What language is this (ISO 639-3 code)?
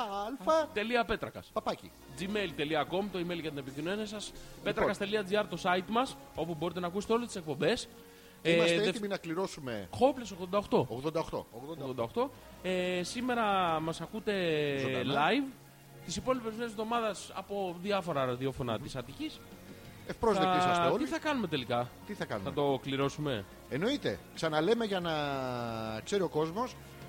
ell